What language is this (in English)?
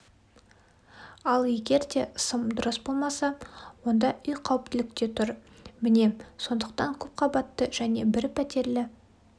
Kazakh